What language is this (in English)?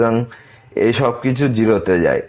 Bangla